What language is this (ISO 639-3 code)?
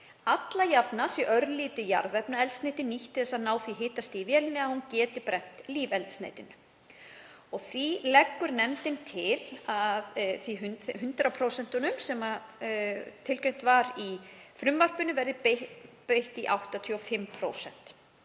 isl